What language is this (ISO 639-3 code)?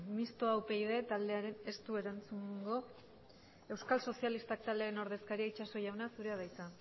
eus